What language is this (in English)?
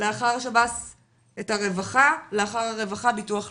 Hebrew